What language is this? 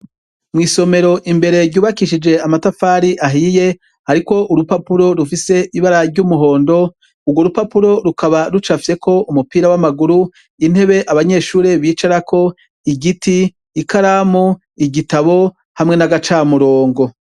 Rundi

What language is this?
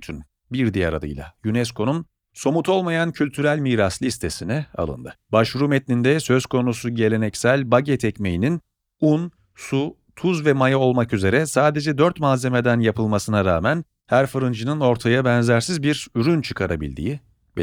Turkish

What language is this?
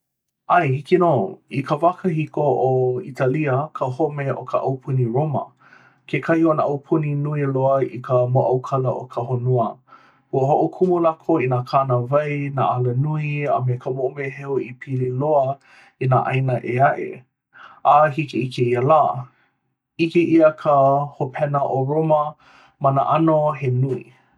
Hawaiian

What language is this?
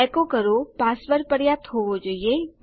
Gujarati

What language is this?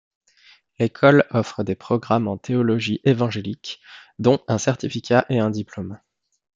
French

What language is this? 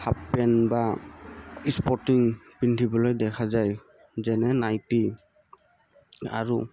Assamese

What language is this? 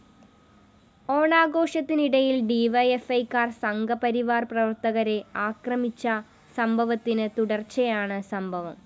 Malayalam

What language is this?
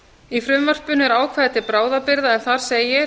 Icelandic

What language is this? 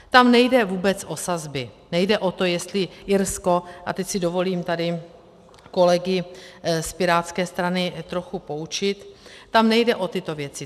Czech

